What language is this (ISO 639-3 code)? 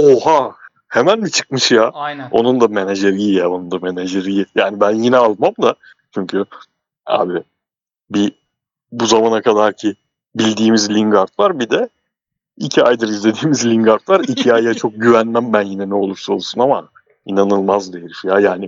tur